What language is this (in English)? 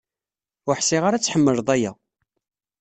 Kabyle